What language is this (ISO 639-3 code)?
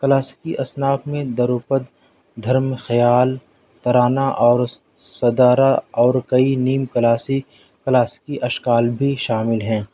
urd